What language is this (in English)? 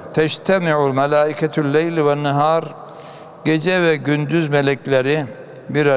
Turkish